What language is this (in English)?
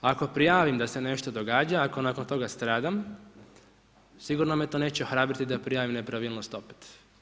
Croatian